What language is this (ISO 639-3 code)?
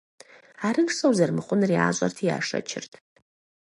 kbd